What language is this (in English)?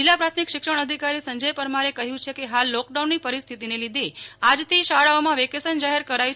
Gujarati